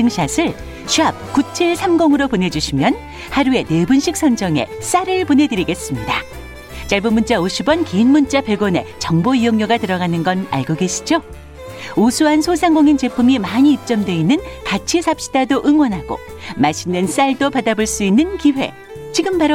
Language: Korean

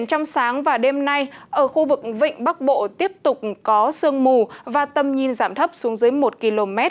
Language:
Vietnamese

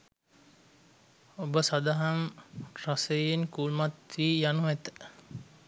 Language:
Sinhala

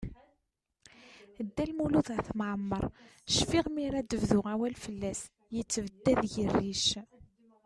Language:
Kabyle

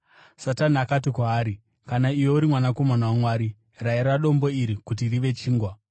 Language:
Shona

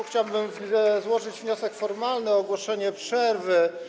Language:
Polish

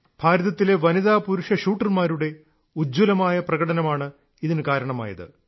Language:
Malayalam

